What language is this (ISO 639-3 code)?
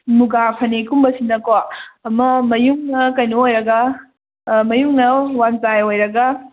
mni